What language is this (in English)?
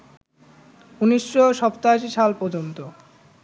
Bangla